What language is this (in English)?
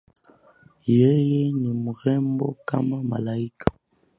Swahili